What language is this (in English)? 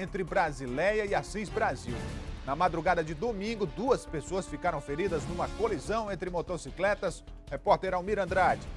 Portuguese